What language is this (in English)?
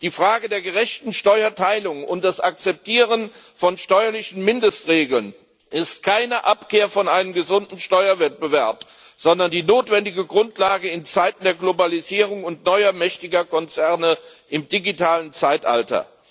German